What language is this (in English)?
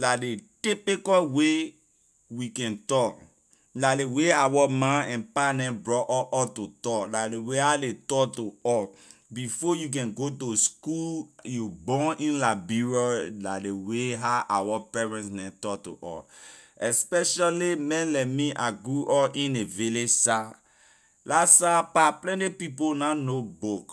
Liberian English